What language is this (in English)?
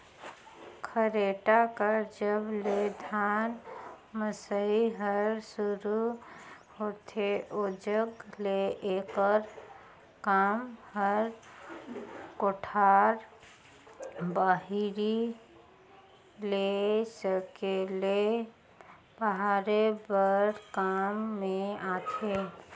Chhattisgarhi